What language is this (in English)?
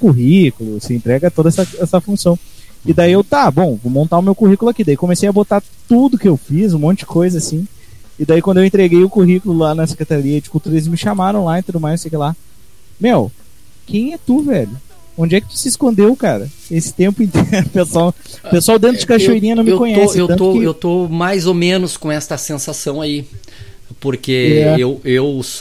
Portuguese